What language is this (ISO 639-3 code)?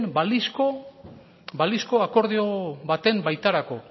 eus